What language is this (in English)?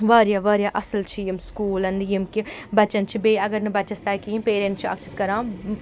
Kashmiri